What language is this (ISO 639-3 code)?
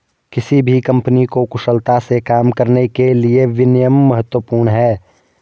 hin